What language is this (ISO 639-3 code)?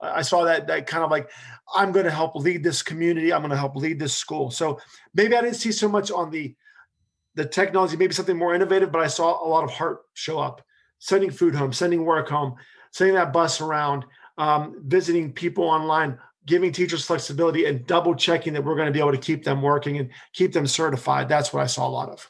eng